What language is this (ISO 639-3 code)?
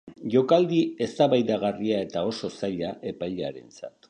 eus